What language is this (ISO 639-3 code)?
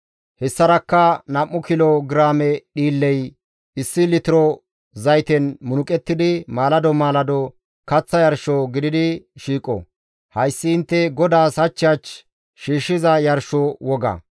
gmv